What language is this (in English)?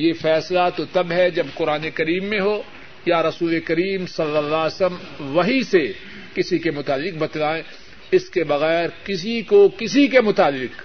Urdu